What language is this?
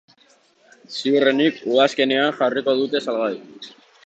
Basque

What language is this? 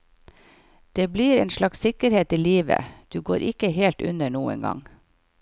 Norwegian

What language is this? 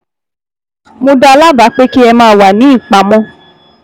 Yoruba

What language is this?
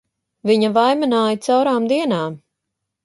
Latvian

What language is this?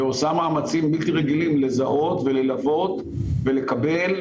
Hebrew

